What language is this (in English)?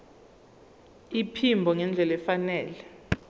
Zulu